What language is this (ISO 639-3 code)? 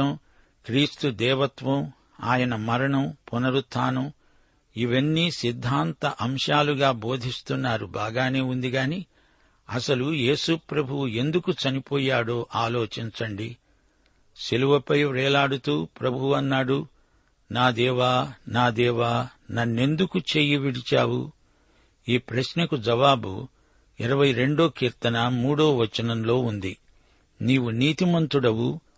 tel